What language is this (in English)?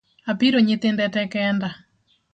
Luo (Kenya and Tanzania)